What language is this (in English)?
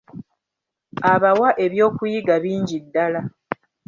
Ganda